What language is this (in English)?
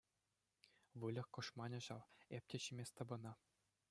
Chuvash